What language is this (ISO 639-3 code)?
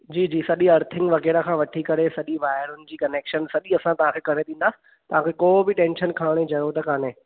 snd